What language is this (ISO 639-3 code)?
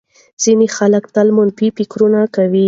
pus